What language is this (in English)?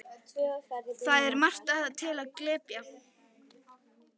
Icelandic